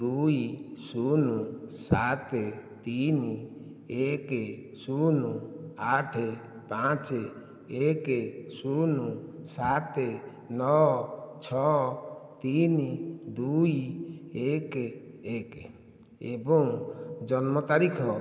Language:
Odia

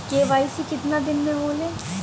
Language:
Bhojpuri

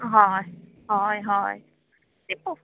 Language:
Konkani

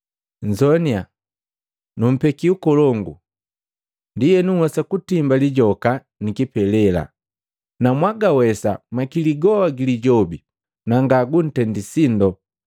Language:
Matengo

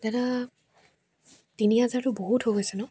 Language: Assamese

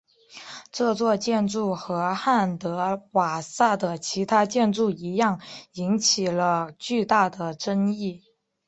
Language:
Chinese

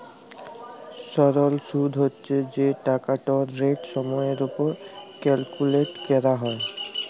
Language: Bangla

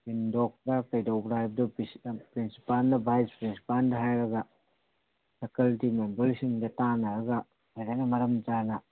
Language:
Manipuri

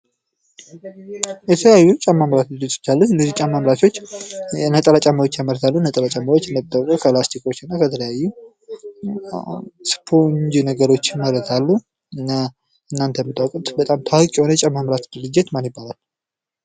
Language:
Amharic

